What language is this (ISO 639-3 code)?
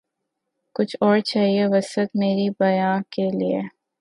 urd